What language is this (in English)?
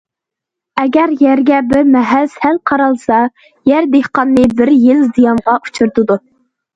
Uyghur